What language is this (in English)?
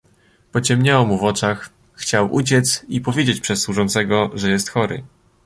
Polish